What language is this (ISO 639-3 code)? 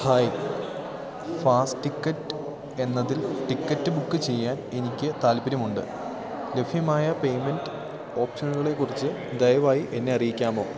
mal